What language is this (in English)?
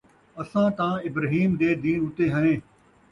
Saraiki